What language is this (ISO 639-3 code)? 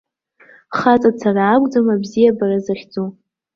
abk